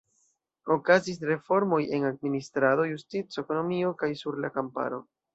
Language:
Esperanto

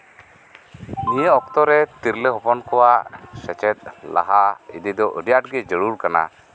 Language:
Santali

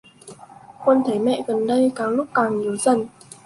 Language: Vietnamese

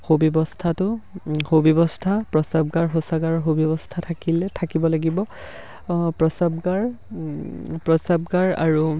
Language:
Assamese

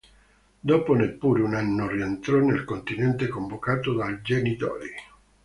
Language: Italian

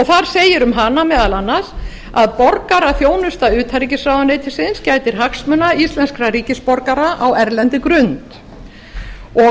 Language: Icelandic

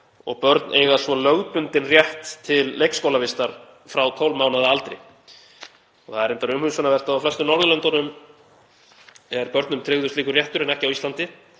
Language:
Icelandic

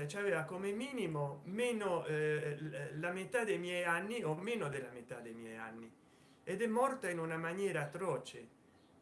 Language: Italian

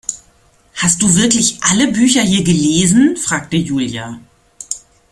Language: German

